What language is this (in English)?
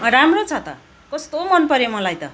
Nepali